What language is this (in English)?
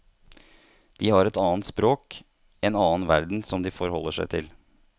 Norwegian